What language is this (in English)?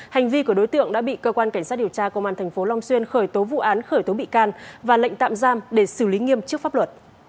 Vietnamese